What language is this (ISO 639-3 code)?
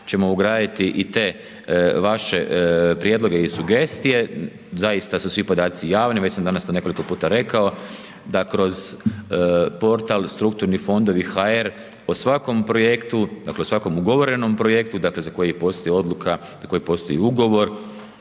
hrv